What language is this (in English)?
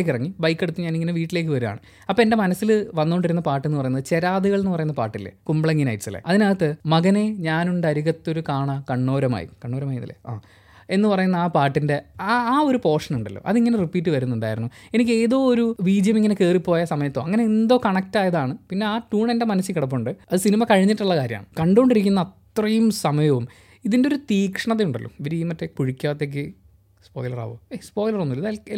Malayalam